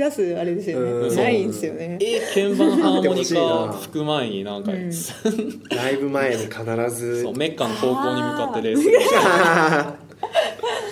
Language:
Japanese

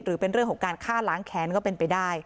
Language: Thai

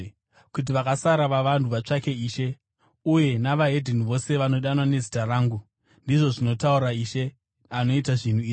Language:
Shona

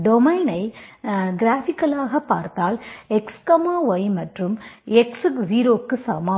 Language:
Tamil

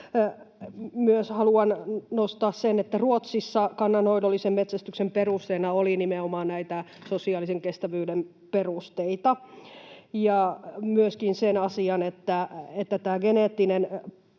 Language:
Finnish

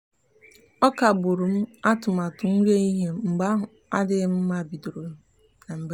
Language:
Igbo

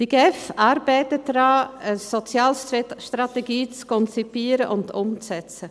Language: Swiss German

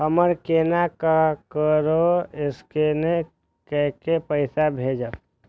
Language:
Maithili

